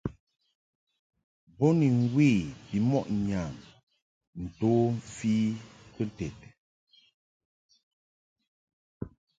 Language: Mungaka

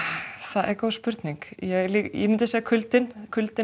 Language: Icelandic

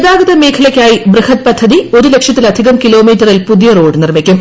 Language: Malayalam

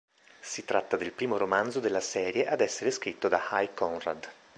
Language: Italian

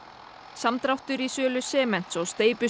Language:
Icelandic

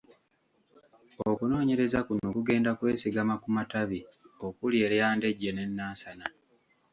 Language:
Ganda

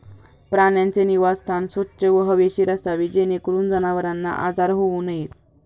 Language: Marathi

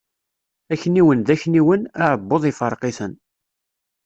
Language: Kabyle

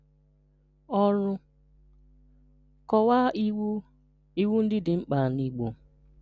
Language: Igbo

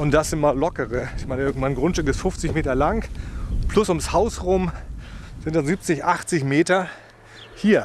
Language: German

